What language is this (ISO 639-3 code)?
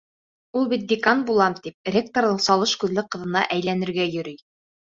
bak